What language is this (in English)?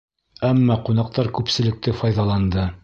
Bashkir